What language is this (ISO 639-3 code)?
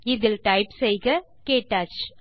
tam